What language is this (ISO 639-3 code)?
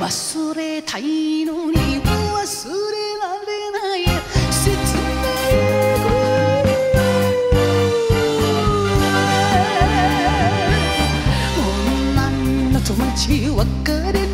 jpn